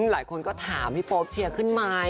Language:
Thai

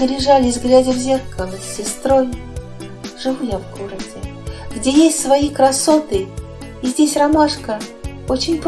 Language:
Russian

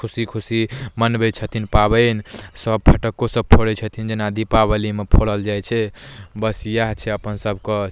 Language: Maithili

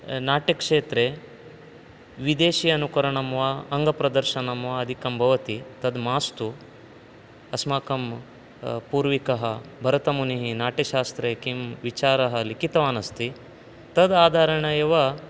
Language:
Sanskrit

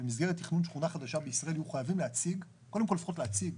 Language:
Hebrew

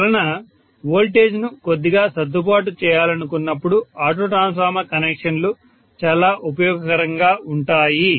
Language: Telugu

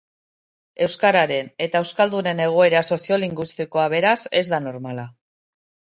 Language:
Basque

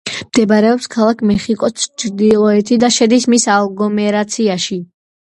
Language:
Georgian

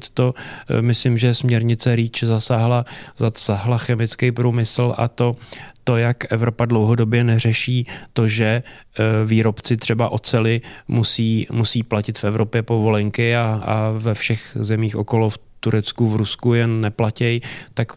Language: Czech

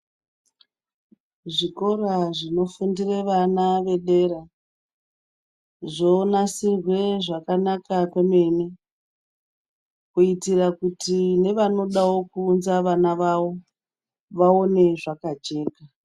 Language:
Ndau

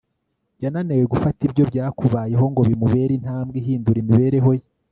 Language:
Kinyarwanda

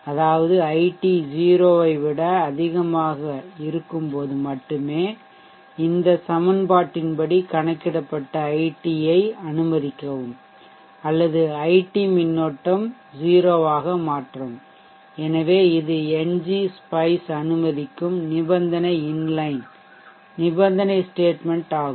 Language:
Tamil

